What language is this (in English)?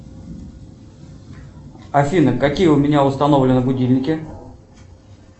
Russian